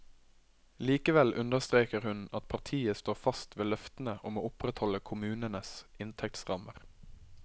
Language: Norwegian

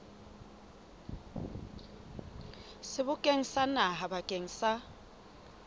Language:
Southern Sotho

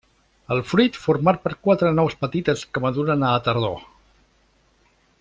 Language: Catalan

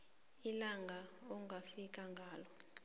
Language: South Ndebele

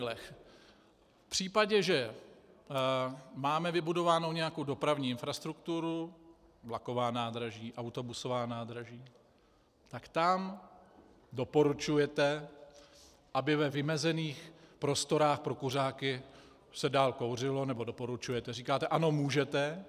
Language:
Czech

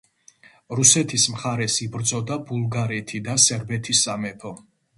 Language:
Georgian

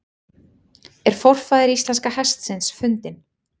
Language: Icelandic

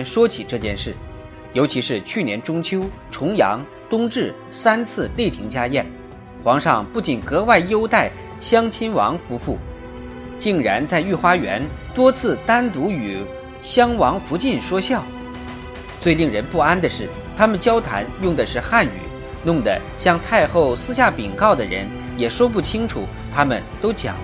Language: Chinese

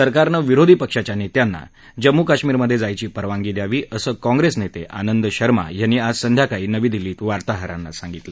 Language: Marathi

